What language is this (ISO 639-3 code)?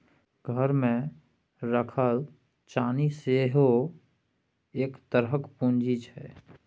mai